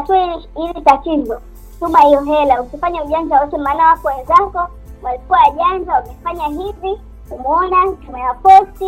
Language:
Swahili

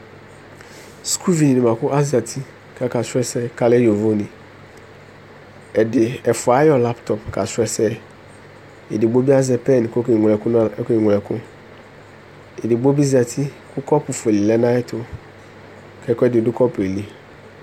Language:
Ikposo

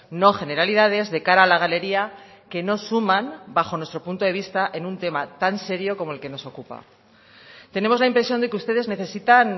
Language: Spanish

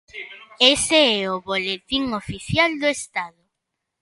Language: Galician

